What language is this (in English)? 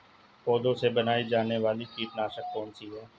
Hindi